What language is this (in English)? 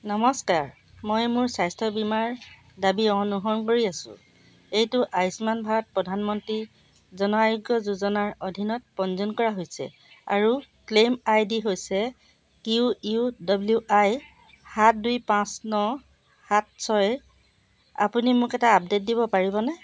Assamese